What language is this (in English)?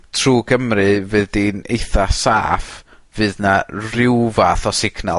Welsh